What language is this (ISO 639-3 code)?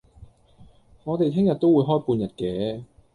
yue